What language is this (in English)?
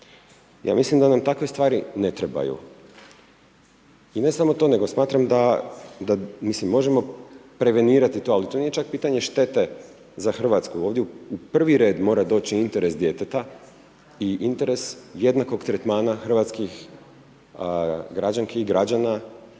Croatian